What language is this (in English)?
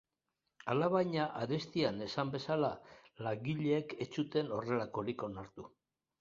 Basque